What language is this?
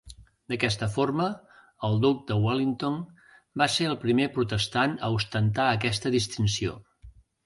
Catalan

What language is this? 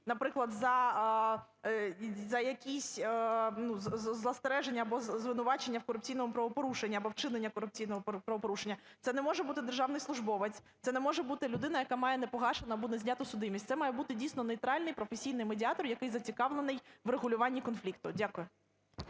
Ukrainian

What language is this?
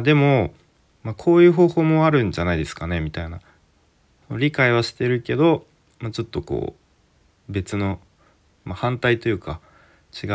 Japanese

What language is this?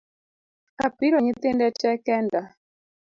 Luo (Kenya and Tanzania)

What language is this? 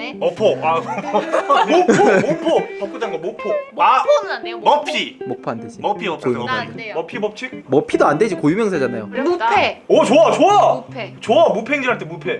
Korean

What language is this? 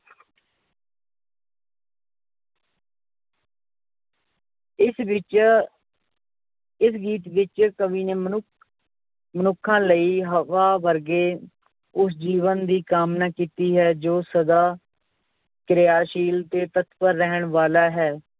Punjabi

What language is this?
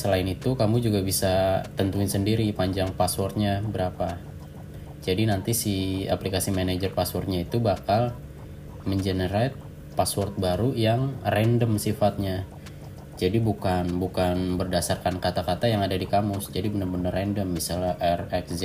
Indonesian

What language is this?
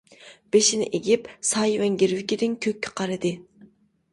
Uyghur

